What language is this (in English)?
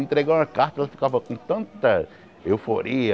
Portuguese